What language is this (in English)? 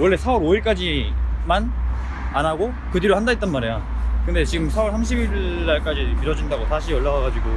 Korean